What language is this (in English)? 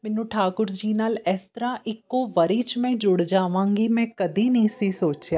Punjabi